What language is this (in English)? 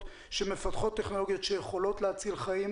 Hebrew